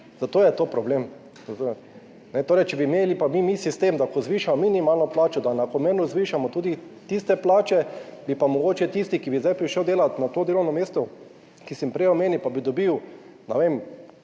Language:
Slovenian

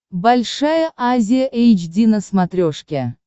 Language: Russian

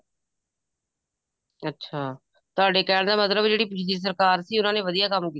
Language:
Punjabi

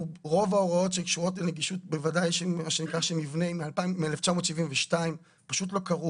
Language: Hebrew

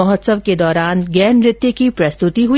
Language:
Hindi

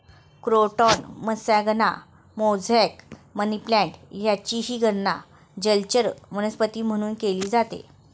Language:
Marathi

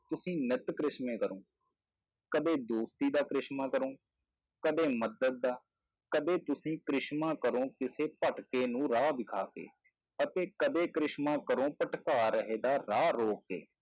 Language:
Punjabi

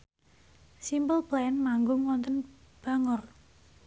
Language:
Javanese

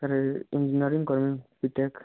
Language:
Odia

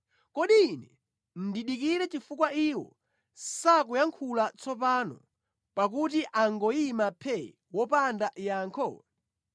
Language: Nyanja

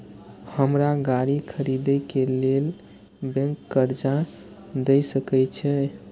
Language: Maithili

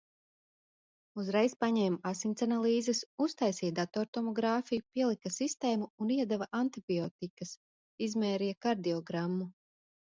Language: Latvian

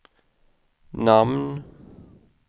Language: Swedish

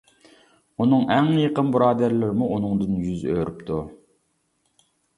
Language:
Uyghur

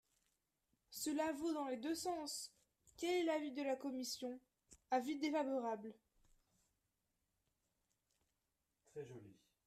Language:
French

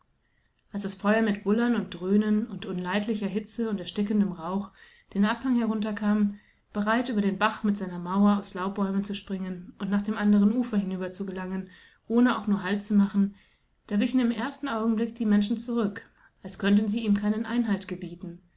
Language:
German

